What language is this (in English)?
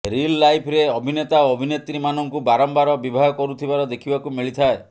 Odia